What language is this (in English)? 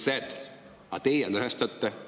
Estonian